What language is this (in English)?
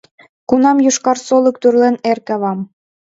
Mari